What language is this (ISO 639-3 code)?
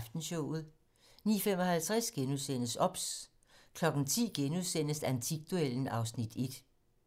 dan